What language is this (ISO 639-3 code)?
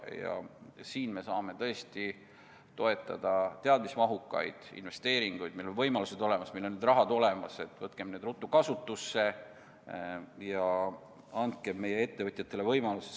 est